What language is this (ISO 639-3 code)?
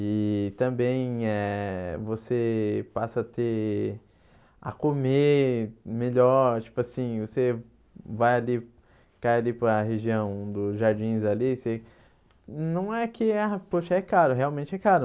por